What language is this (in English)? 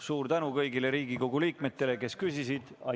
Estonian